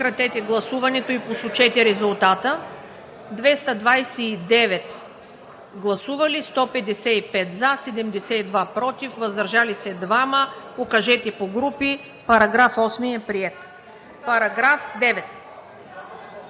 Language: Bulgarian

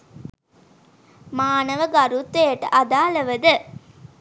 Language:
Sinhala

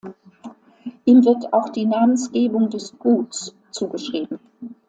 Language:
German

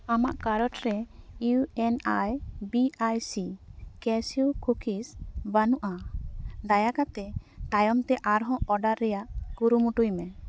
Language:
Santali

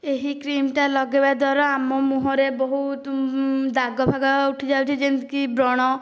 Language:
Odia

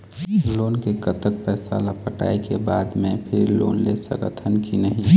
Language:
Chhattisgarhi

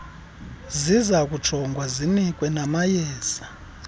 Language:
Xhosa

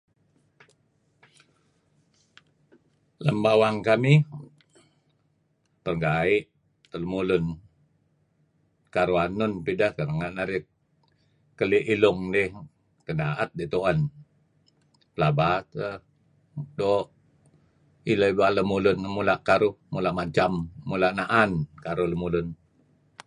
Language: Kelabit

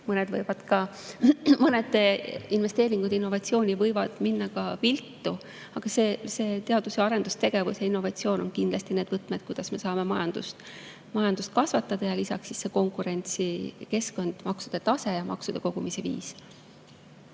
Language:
Estonian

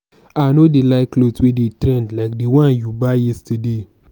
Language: Nigerian Pidgin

